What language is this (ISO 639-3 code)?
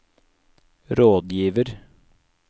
nor